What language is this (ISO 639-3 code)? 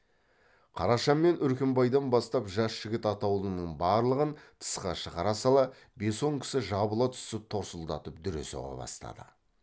kaz